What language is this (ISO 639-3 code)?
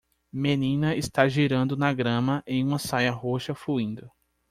por